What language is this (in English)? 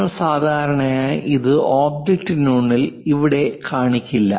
Malayalam